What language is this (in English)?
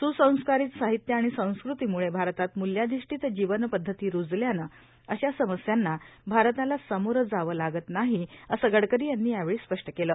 Marathi